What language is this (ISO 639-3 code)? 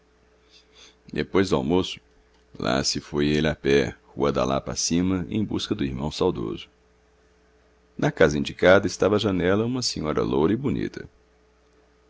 por